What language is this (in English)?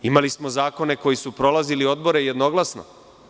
Serbian